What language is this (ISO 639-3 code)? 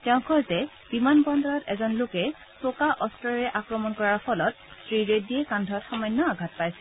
asm